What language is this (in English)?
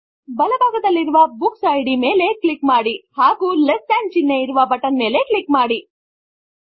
Kannada